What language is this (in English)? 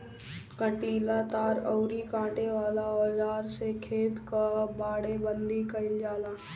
Bhojpuri